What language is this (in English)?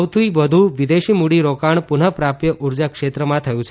Gujarati